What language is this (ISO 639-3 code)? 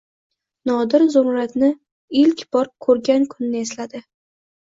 uzb